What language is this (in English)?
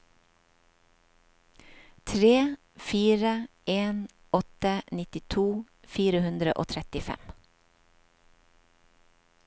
Norwegian